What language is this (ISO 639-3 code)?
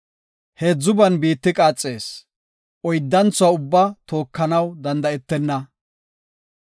gof